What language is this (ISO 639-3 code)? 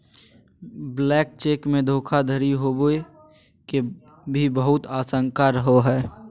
mag